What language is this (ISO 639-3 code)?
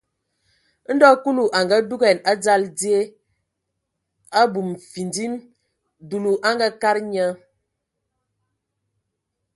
ewo